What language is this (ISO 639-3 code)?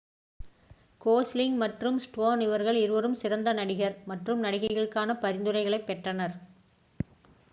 tam